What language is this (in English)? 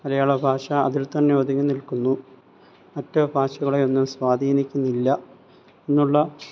Malayalam